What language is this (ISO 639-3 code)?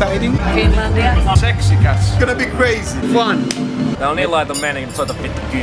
fin